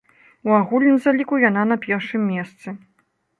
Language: Belarusian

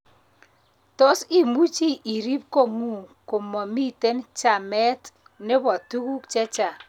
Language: Kalenjin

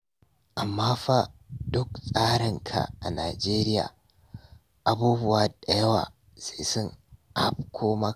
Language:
Hausa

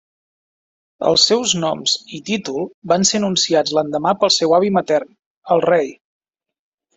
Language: Catalan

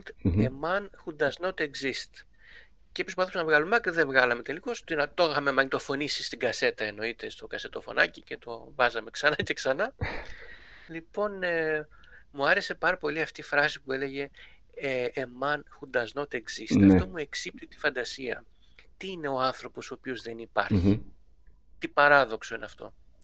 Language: Greek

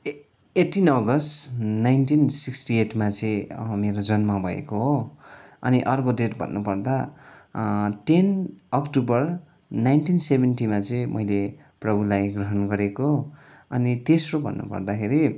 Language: Nepali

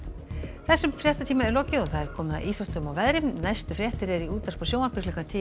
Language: Icelandic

